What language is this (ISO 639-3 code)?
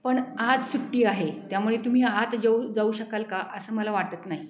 mar